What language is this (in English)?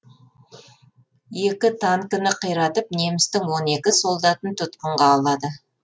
Kazakh